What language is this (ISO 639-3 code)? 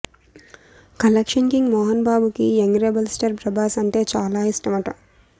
tel